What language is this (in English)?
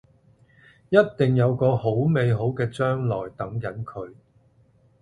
Cantonese